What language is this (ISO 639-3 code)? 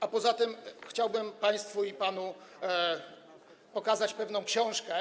pol